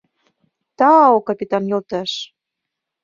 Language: Mari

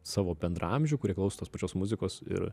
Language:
Lithuanian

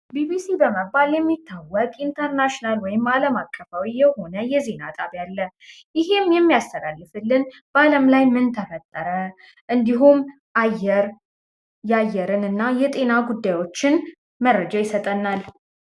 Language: Amharic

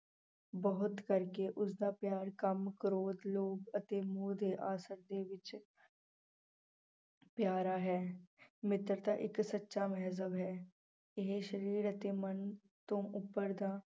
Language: Punjabi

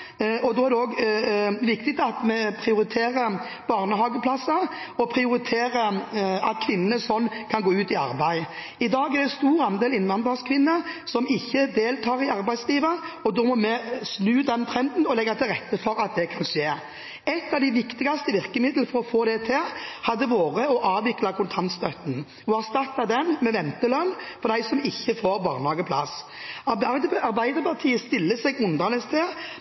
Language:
Norwegian Bokmål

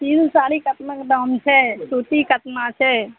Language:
Maithili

